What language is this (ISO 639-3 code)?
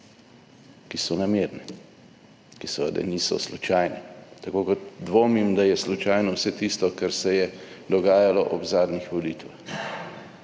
slv